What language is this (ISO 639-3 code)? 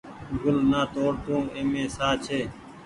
gig